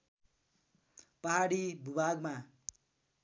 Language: Nepali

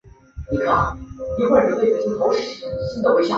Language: Chinese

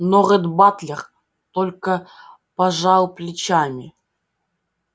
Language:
Russian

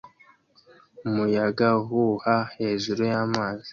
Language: Kinyarwanda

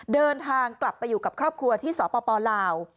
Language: Thai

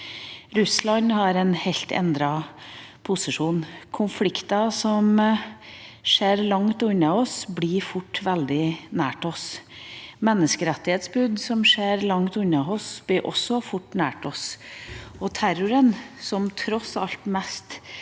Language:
Norwegian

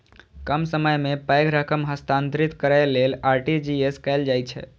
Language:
Maithili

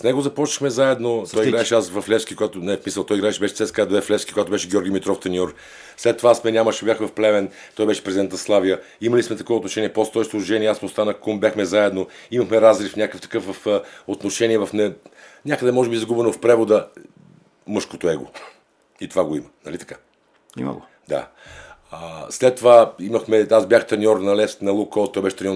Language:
Bulgarian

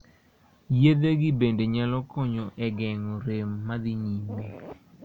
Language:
Luo (Kenya and Tanzania)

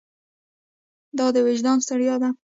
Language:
Pashto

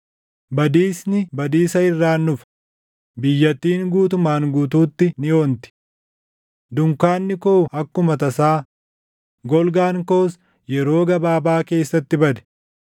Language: Oromo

